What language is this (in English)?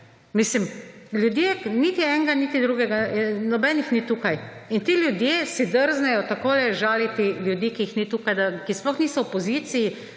Slovenian